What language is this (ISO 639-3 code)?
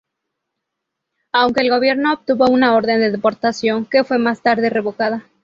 spa